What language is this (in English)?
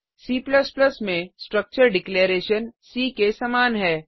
Hindi